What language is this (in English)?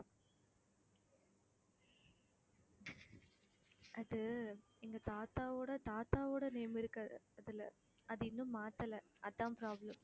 Tamil